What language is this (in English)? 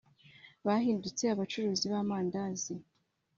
Kinyarwanda